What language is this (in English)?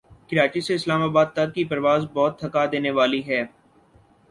Urdu